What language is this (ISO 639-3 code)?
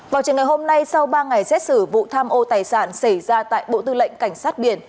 vie